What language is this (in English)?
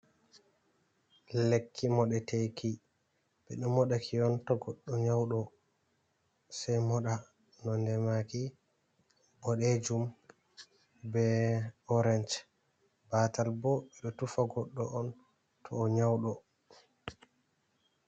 Fula